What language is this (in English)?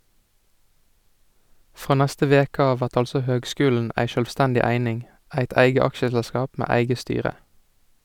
Norwegian